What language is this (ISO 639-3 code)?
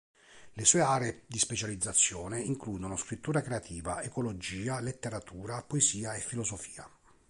ita